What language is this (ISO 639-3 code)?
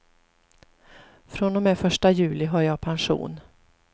swe